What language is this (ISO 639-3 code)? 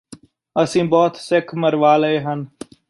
pan